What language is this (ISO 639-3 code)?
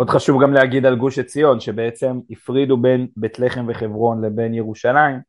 heb